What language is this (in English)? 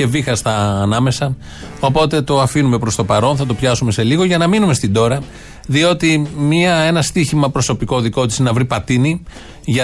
Greek